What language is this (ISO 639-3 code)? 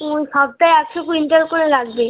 ben